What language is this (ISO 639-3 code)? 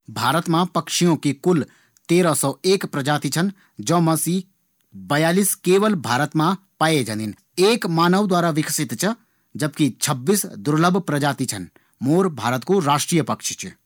gbm